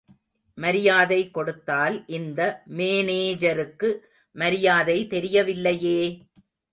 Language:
Tamil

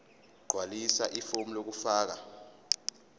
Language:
Zulu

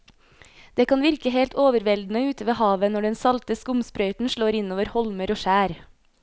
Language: Norwegian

